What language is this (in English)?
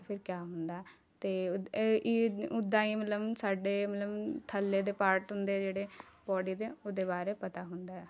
Punjabi